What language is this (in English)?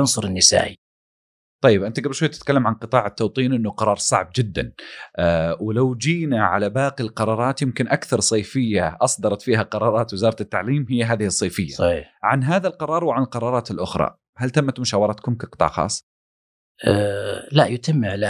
Arabic